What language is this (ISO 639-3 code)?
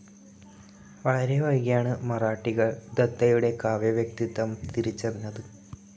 mal